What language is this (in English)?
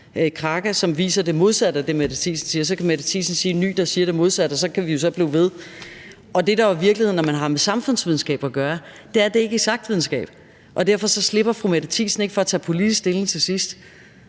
Danish